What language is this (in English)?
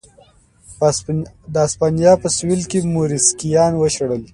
Pashto